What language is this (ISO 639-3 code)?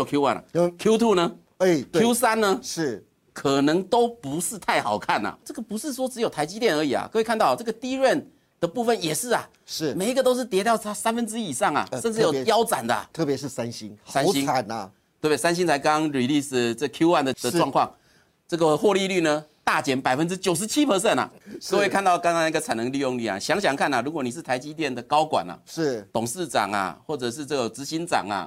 zho